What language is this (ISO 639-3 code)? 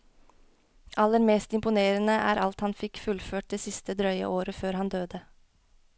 nor